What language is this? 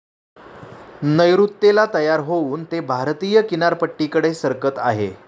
Marathi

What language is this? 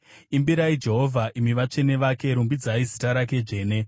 Shona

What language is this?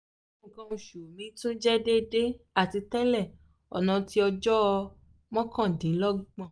Yoruba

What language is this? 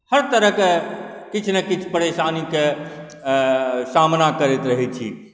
Maithili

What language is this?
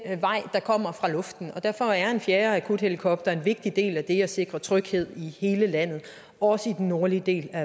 Danish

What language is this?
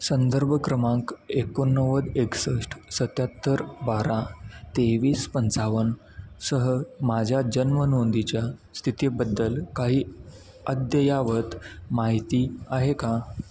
Marathi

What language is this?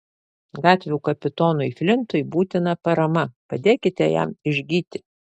Lithuanian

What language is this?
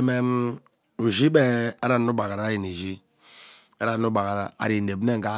Ubaghara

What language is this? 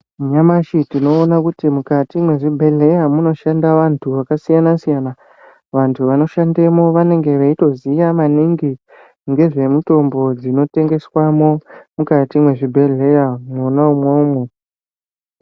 Ndau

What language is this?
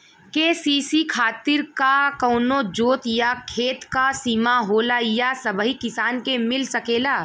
Bhojpuri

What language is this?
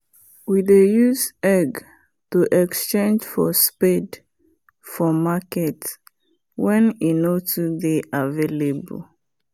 Nigerian Pidgin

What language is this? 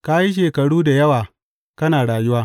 Hausa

